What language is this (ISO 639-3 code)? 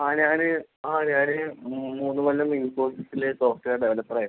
mal